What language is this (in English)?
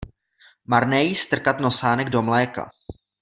Czech